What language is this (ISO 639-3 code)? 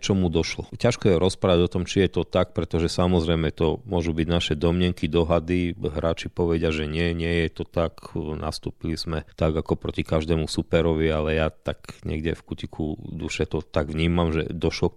slk